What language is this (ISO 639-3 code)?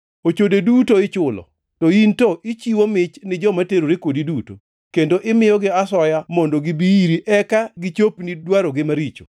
luo